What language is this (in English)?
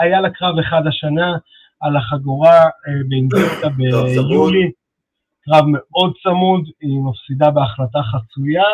Hebrew